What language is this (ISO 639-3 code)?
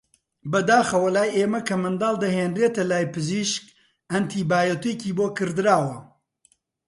ckb